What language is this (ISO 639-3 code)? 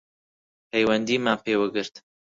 ckb